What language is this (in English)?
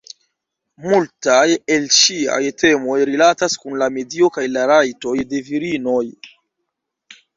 Esperanto